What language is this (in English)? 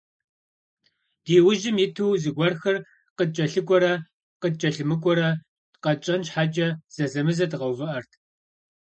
Kabardian